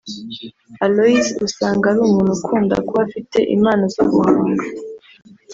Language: Kinyarwanda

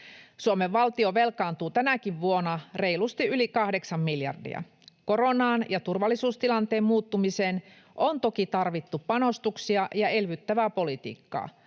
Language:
Finnish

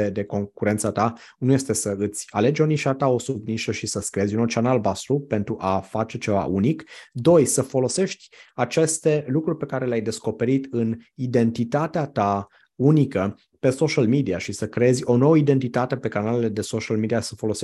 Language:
Romanian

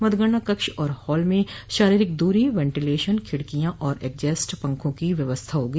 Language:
Hindi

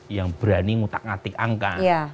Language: Indonesian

